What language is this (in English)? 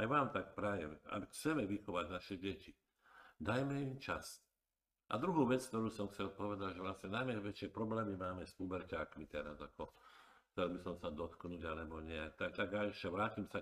Slovak